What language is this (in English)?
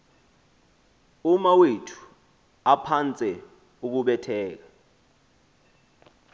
Xhosa